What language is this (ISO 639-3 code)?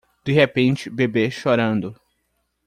por